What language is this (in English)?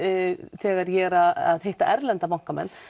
Icelandic